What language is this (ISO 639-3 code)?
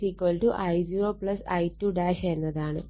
mal